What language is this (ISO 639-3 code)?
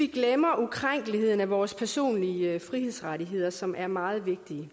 dan